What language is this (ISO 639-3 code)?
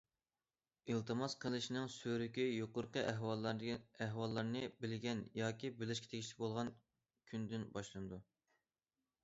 uig